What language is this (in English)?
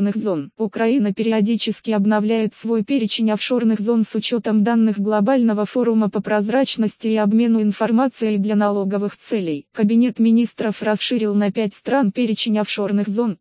Russian